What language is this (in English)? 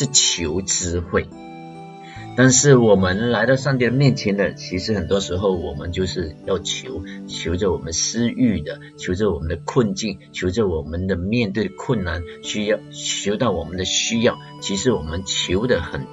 Chinese